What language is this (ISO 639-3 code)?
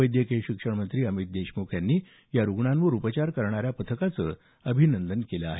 mar